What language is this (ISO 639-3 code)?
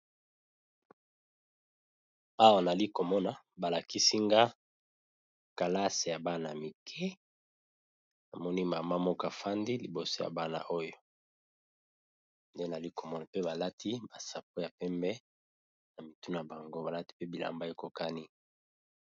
lin